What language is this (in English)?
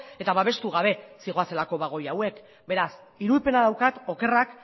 Basque